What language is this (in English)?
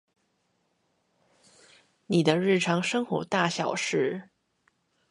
Chinese